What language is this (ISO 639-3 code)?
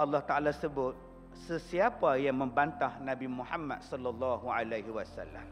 msa